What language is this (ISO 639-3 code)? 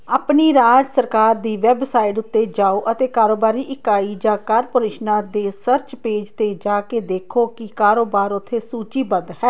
pan